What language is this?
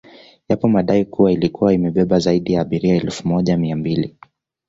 Swahili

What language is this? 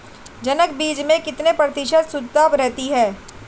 Hindi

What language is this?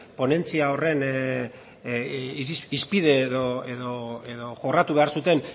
Basque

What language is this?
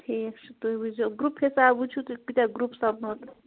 Kashmiri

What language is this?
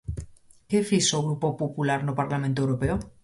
Galician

